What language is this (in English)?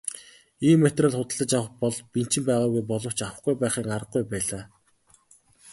Mongolian